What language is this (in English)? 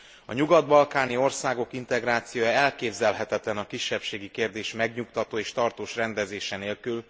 Hungarian